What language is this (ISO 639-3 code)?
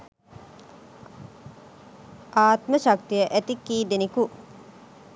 sin